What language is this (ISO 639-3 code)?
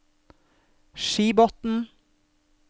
nor